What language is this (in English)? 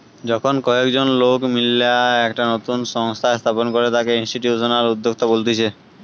Bangla